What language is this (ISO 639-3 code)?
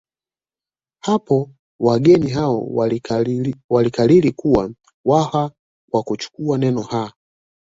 swa